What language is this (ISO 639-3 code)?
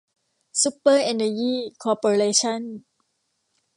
tha